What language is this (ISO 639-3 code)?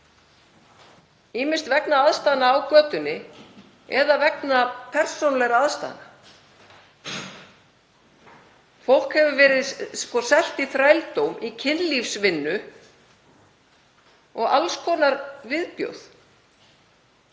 isl